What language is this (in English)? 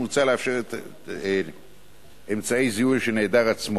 Hebrew